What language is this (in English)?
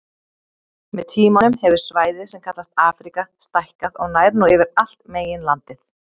Icelandic